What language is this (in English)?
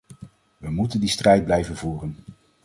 Dutch